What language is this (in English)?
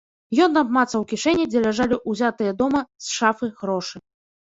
Belarusian